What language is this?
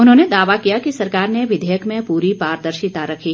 Hindi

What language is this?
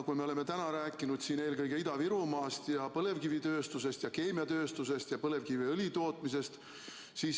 Estonian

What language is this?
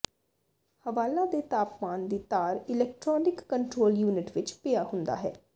Punjabi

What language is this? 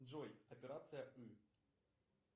Russian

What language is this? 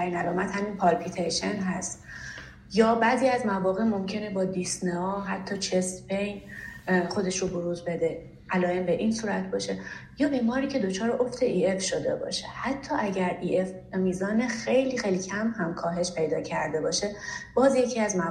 Persian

